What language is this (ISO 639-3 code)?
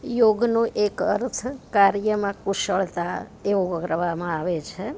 guj